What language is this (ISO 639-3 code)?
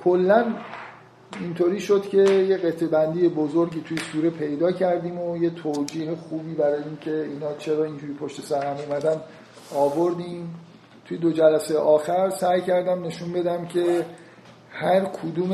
fas